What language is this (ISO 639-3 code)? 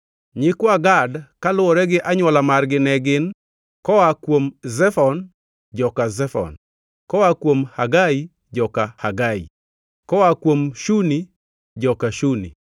luo